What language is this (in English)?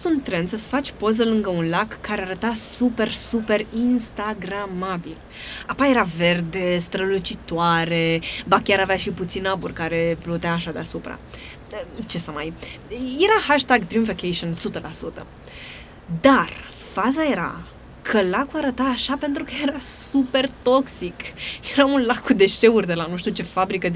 Romanian